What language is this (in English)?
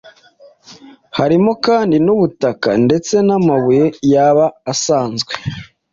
Kinyarwanda